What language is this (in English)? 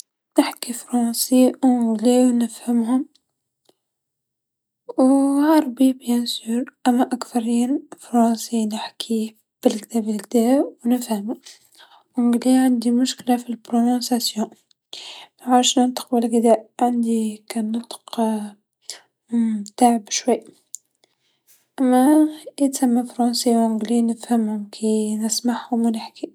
Tunisian Arabic